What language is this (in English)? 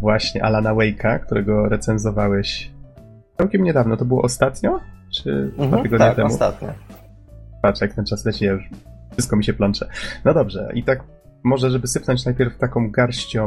Polish